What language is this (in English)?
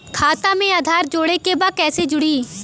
Bhojpuri